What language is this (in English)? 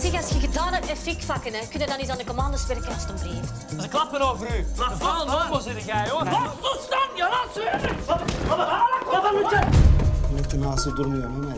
Dutch